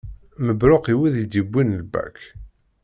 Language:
Kabyle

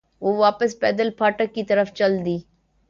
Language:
Urdu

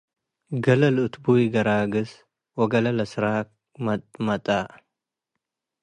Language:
Tigre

